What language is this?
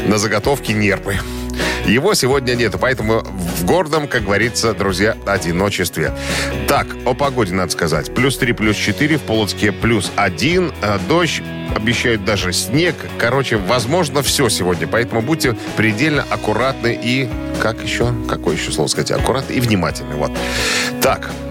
Russian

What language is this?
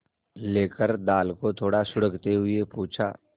Hindi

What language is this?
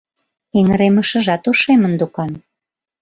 Mari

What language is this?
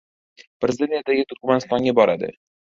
Uzbek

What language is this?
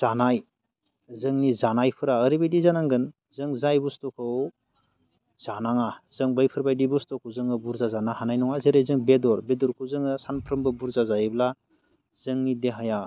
Bodo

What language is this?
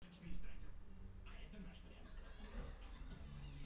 Russian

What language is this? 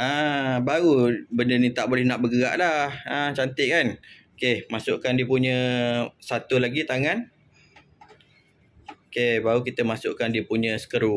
Malay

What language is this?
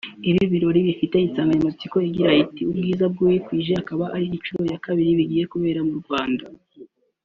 Kinyarwanda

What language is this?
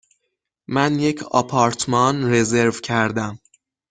Persian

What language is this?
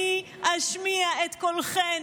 Hebrew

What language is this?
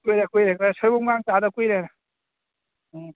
Manipuri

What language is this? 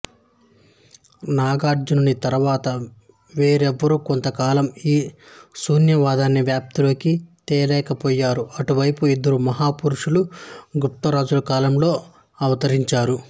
Telugu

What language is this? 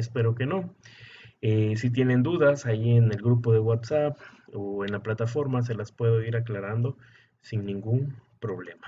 Spanish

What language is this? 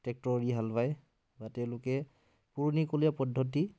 Assamese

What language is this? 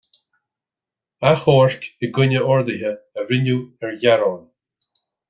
Irish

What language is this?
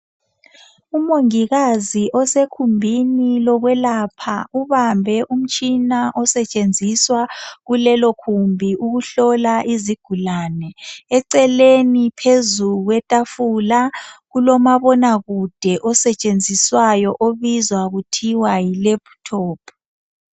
North Ndebele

